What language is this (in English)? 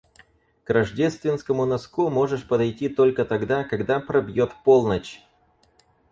Russian